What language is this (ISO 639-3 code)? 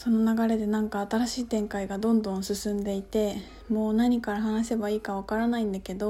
jpn